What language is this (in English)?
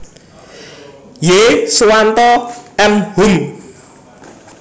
Javanese